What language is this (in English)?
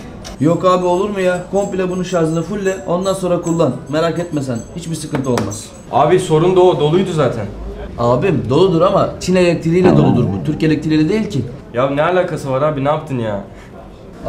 Turkish